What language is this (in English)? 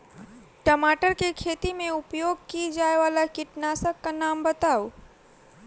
Maithili